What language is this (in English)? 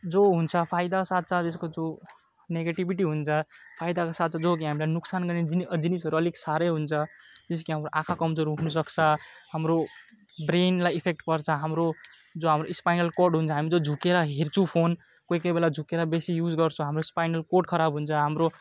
Nepali